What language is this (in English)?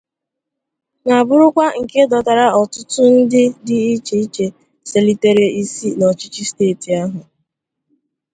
Igbo